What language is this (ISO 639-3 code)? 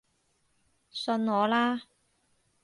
yue